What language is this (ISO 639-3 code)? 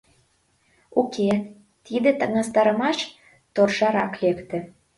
chm